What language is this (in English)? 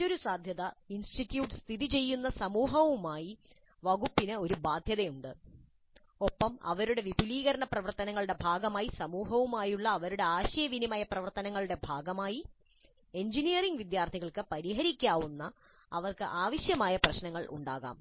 Malayalam